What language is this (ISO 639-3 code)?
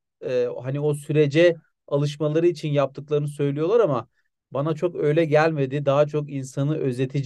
tur